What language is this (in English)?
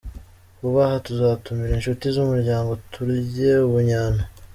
Kinyarwanda